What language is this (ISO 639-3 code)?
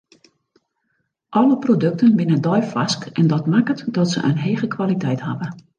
fry